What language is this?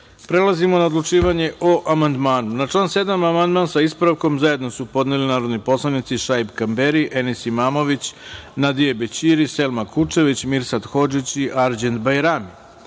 Serbian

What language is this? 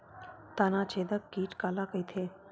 Chhattisgarhi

